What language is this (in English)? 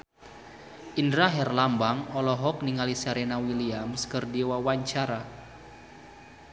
Sundanese